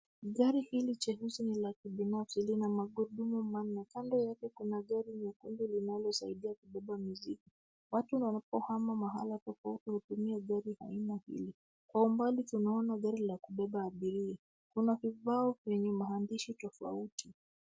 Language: Swahili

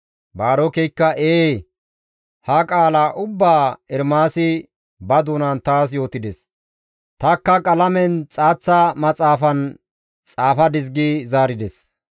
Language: Gamo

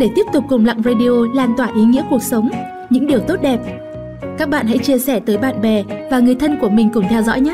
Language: Vietnamese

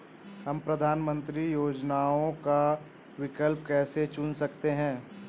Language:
Hindi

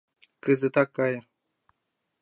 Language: Mari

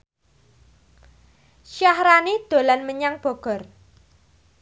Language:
Javanese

